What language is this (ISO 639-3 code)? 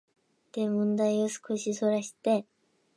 jpn